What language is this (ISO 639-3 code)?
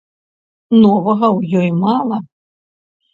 bel